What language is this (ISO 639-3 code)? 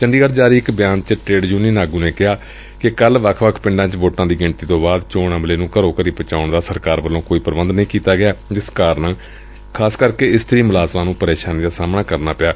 pan